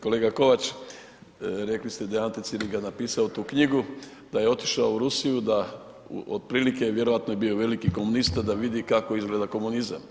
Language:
Croatian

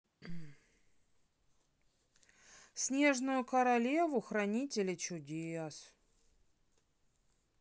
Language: Russian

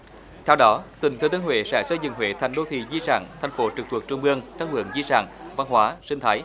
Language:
Vietnamese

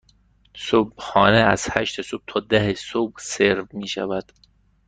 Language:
Persian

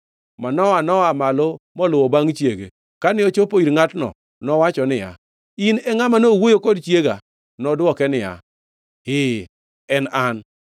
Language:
Luo (Kenya and Tanzania)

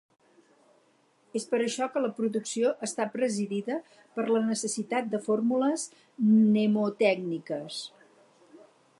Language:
Catalan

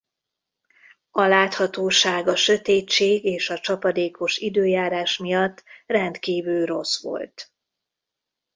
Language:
Hungarian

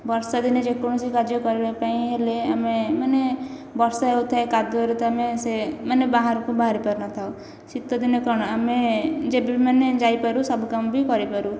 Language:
Odia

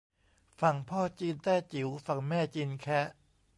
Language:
Thai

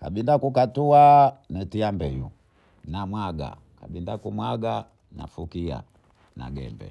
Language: Bondei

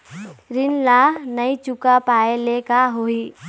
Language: Chhattisgarhi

